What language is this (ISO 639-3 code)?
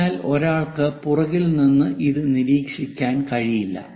mal